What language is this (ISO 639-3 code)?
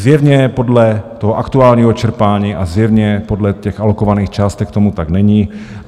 ces